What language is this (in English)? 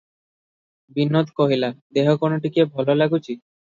Odia